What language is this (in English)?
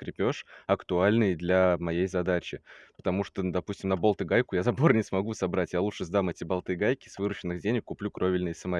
Russian